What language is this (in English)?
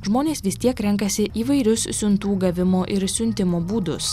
Lithuanian